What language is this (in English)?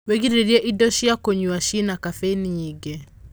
Kikuyu